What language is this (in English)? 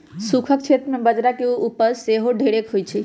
Magahi